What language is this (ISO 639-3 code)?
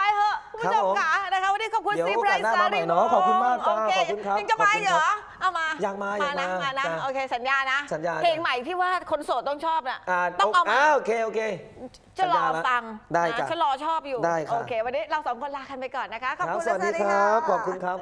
tha